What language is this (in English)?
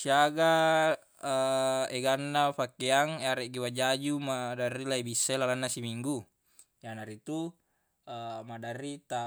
Buginese